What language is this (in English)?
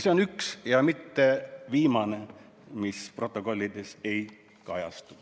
Estonian